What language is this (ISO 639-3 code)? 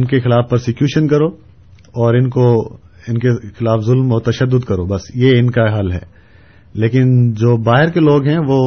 urd